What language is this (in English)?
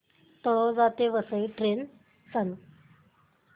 Marathi